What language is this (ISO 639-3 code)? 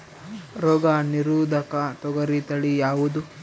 kan